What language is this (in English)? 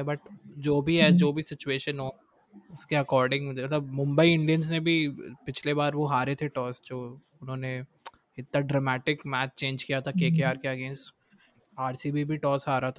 Hindi